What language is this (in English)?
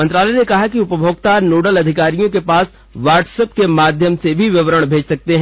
Hindi